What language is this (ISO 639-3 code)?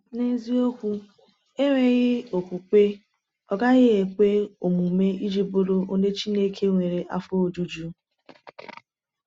ibo